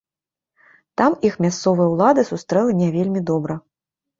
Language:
Belarusian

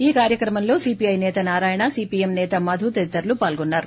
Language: Telugu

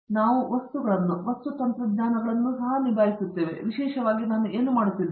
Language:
Kannada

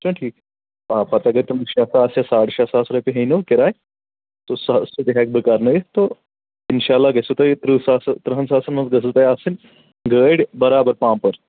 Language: Kashmiri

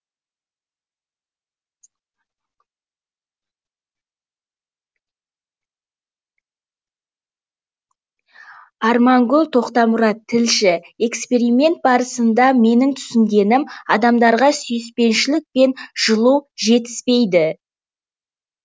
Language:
Kazakh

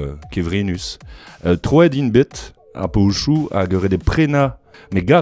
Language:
French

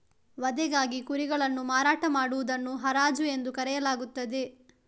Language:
Kannada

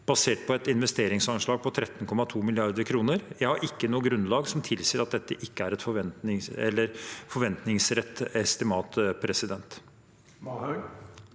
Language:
Norwegian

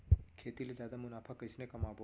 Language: Chhattisgarhi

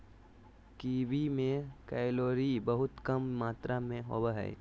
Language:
Magahi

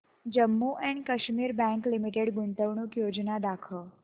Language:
Marathi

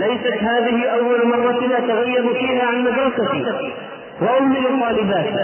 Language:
Arabic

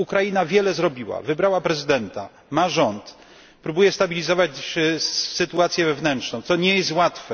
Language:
Polish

